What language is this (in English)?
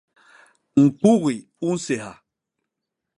Basaa